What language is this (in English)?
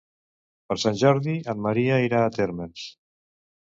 Catalan